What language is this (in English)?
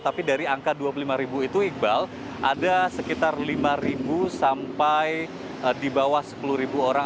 Indonesian